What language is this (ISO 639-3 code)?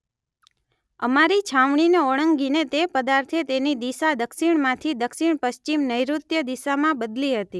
guj